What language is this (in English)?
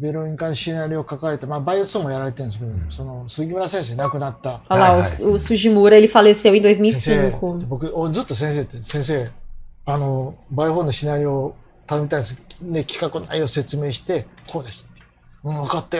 Portuguese